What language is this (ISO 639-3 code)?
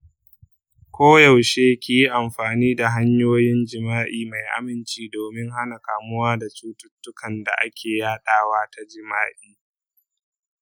hau